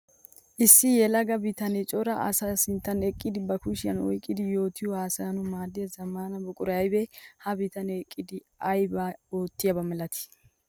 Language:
Wolaytta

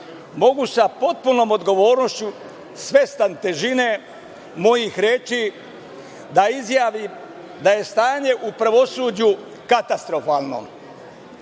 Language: Serbian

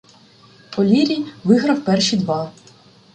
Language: Ukrainian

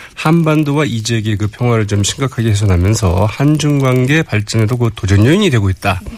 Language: Korean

